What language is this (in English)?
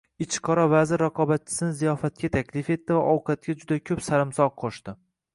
Uzbek